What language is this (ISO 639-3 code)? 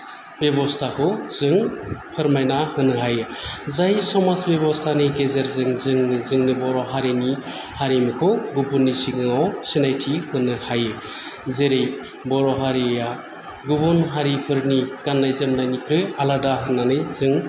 brx